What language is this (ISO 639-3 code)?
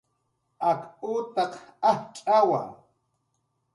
jqr